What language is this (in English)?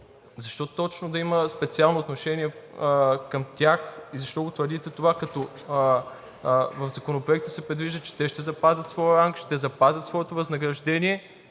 Bulgarian